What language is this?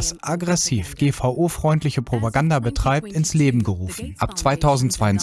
German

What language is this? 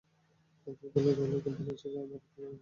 Bangla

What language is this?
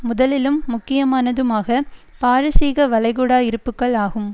Tamil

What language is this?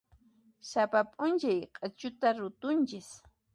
Puno Quechua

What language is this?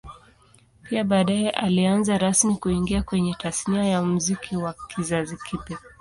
Swahili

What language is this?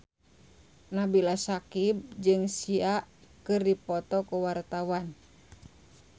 Sundanese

